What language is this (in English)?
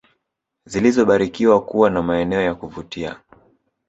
Swahili